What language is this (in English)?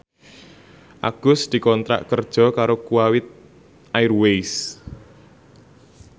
Javanese